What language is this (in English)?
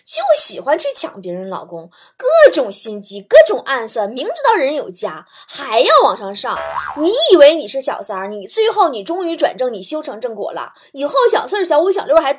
Chinese